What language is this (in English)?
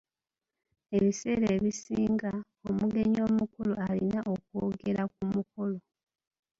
Ganda